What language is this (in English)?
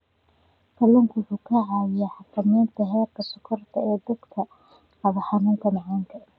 Somali